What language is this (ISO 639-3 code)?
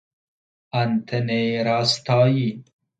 fas